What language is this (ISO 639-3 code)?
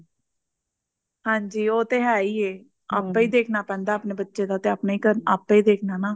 pan